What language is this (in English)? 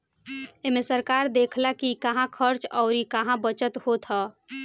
Bhojpuri